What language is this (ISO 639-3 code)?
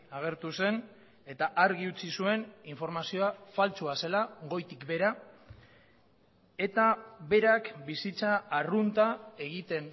eus